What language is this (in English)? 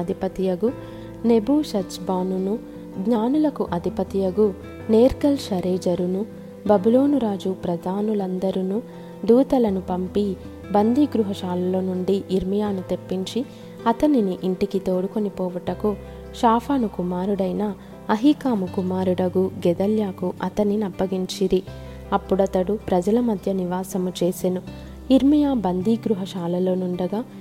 Telugu